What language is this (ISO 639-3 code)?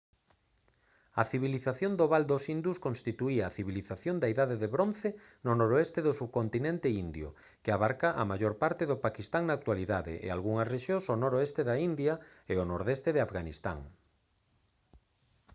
glg